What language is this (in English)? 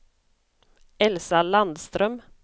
Swedish